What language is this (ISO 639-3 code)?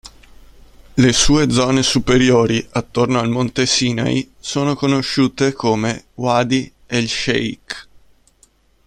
ita